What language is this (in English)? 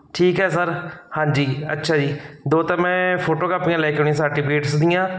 Punjabi